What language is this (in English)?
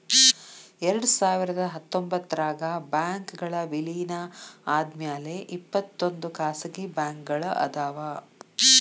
Kannada